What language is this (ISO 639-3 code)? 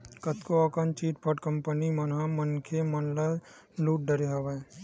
hne